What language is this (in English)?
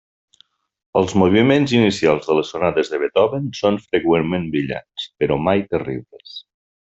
Catalan